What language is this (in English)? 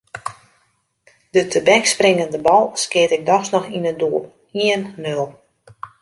Western Frisian